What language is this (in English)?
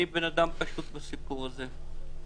Hebrew